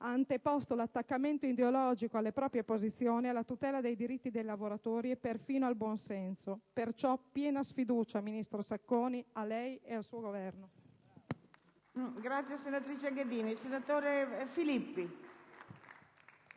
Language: Italian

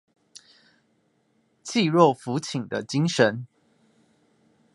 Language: Chinese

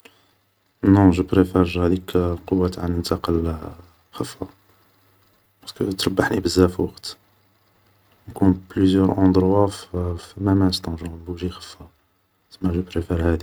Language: Algerian Arabic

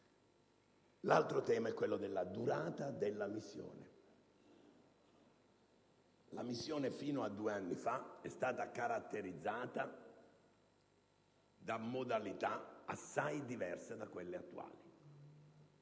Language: Italian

